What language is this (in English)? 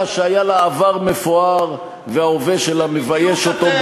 Hebrew